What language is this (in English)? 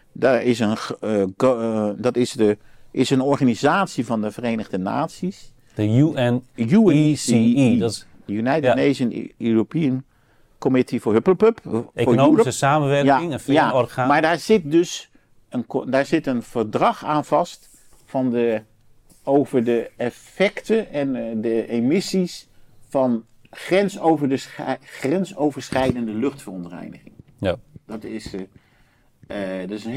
Dutch